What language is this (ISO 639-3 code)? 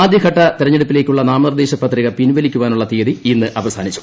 mal